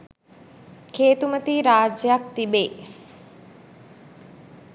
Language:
Sinhala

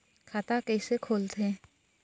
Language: Chhattisgarhi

